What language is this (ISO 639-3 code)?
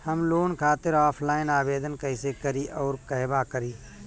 bho